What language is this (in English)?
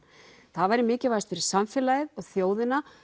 Icelandic